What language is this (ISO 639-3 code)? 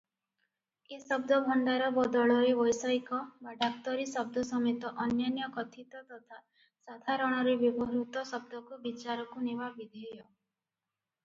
ori